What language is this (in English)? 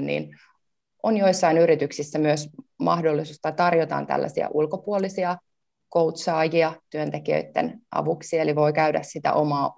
Finnish